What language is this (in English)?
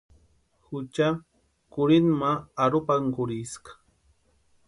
Western Highland Purepecha